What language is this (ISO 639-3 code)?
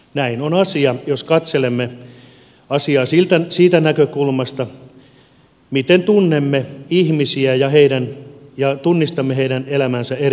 fin